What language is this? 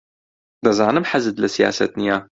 Central Kurdish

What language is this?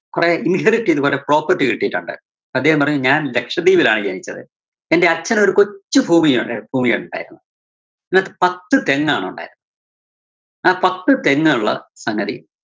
Malayalam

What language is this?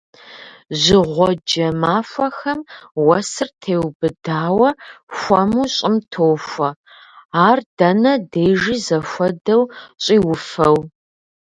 Kabardian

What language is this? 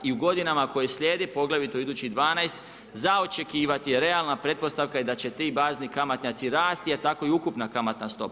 Croatian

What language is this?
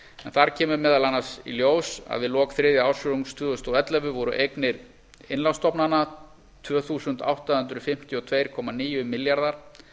Icelandic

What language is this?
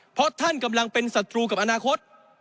Thai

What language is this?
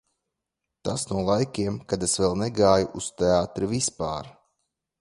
Latvian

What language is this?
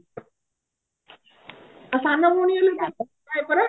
Odia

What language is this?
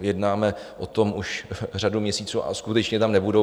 Czech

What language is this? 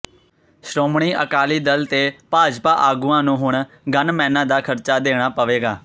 Punjabi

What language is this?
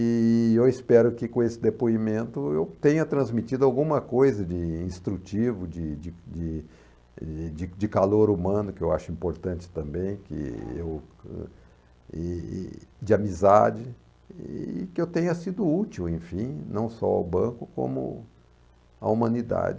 Portuguese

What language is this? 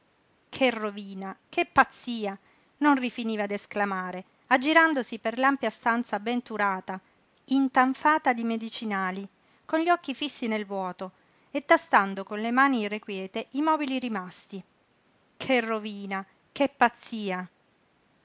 Italian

